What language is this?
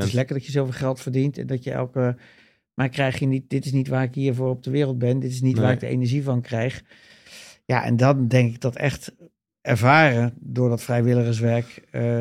Dutch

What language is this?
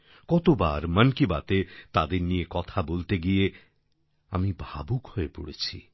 Bangla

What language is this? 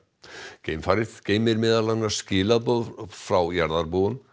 Icelandic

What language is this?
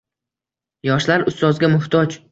Uzbek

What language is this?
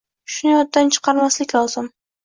Uzbek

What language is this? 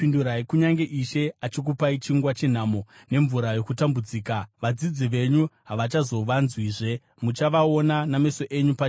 Shona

